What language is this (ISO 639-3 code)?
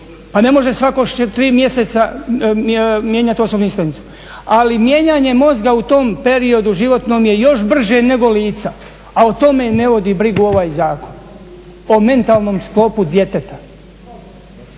hrv